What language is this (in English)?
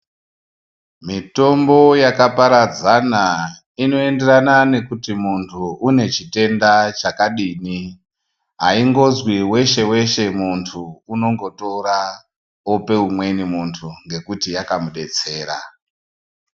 Ndau